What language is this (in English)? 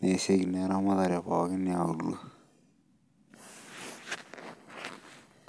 Masai